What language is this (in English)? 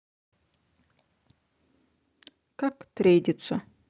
Russian